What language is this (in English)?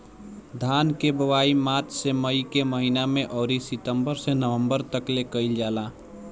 Bhojpuri